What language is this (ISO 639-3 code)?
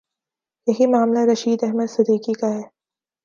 urd